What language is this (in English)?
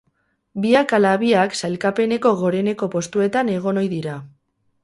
Basque